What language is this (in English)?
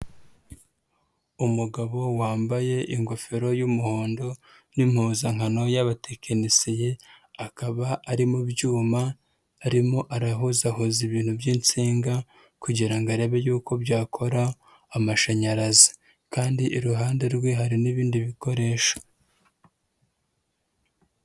Kinyarwanda